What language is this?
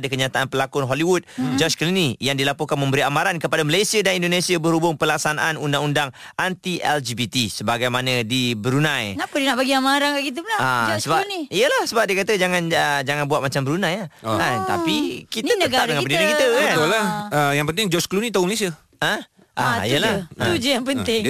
Malay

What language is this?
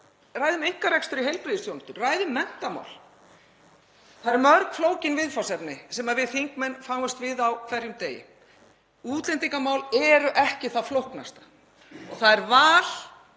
Icelandic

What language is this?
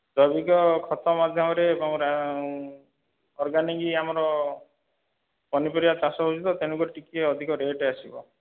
Odia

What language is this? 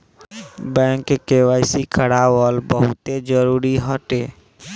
Bhojpuri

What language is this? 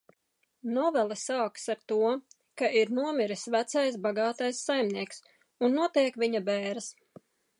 Latvian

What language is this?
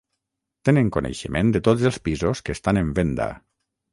Catalan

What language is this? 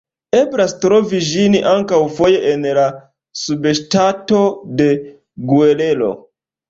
Esperanto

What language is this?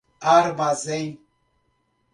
Portuguese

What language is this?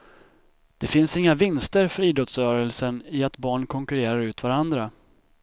Swedish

